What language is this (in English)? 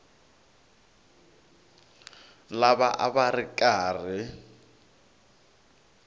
Tsonga